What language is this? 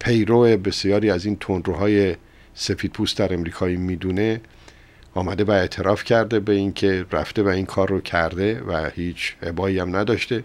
Persian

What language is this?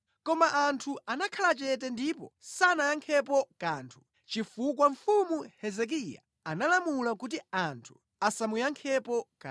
Nyanja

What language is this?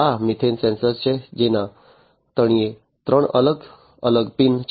Gujarati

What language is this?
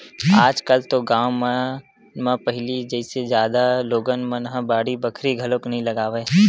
Chhattisgarhi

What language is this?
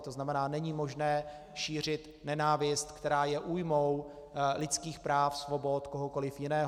Czech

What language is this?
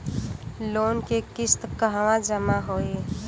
Bhojpuri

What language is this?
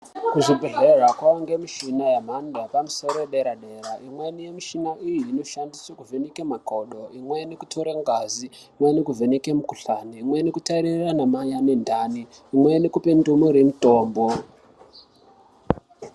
Ndau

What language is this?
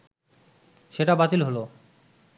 Bangla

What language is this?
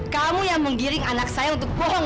Indonesian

